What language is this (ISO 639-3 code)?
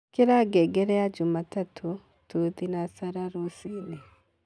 kik